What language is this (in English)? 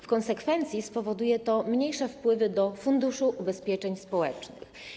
Polish